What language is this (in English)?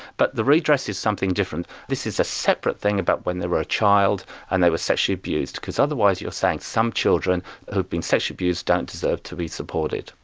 English